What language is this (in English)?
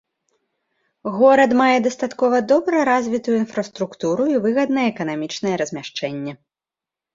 Belarusian